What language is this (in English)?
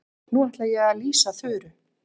Icelandic